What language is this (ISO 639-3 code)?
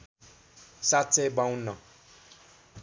nep